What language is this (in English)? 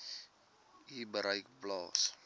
Afrikaans